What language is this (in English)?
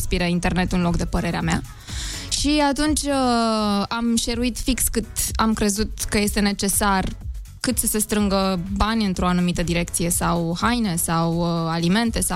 Romanian